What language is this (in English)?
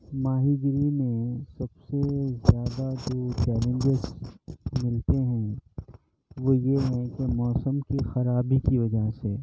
Urdu